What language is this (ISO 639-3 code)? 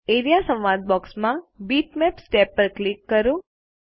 guj